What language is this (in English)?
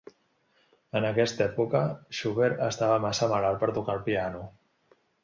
Catalan